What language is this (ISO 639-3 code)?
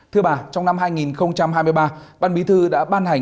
vie